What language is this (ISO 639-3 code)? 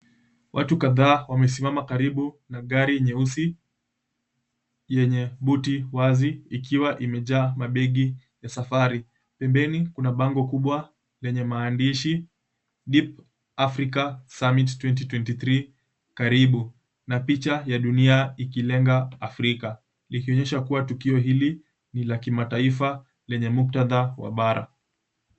swa